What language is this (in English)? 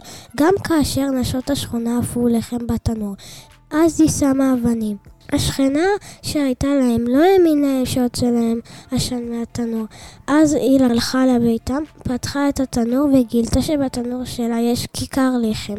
Hebrew